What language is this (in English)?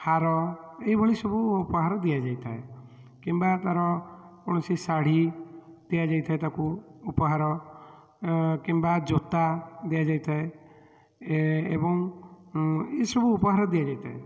Odia